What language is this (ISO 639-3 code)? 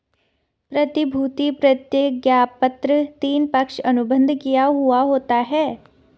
hin